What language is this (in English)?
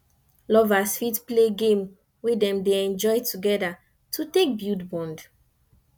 Nigerian Pidgin